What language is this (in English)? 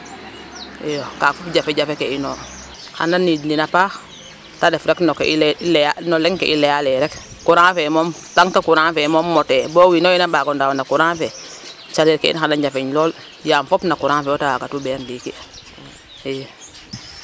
Serer